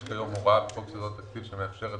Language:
Hebrew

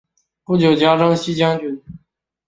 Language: Chinese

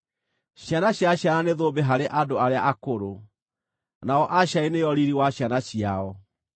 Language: Kikuyu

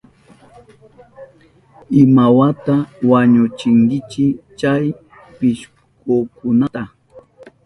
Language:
Southern Pastaza Quechua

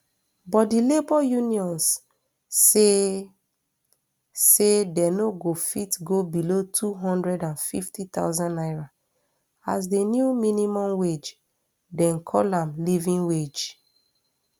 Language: Nigerian Pidgin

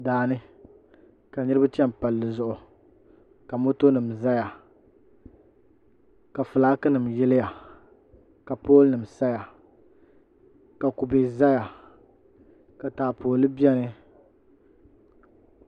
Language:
Dagbani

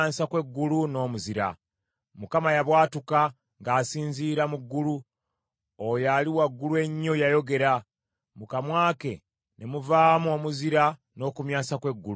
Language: Ganda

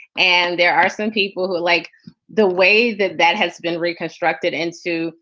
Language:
English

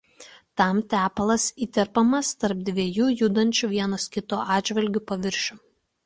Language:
Lithuanian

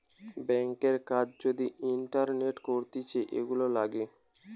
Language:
Bangla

